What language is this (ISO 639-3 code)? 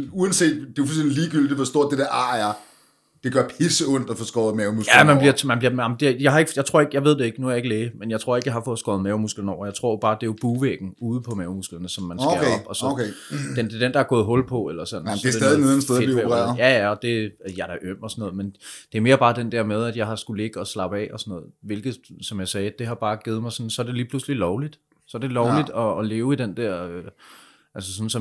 dan